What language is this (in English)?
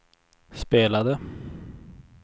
Swedish